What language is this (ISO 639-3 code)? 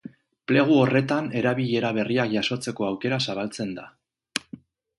eus